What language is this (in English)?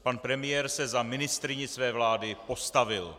Czech